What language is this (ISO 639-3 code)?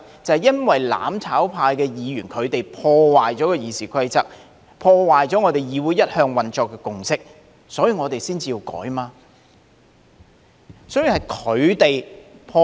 yue